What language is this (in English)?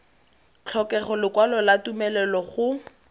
Tswana